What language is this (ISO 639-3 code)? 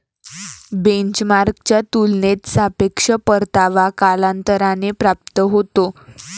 mar